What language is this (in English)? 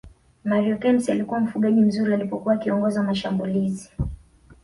Swahili